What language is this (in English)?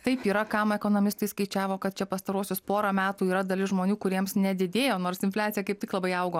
Lithuanian